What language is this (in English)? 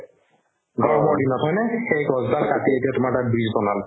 Assamese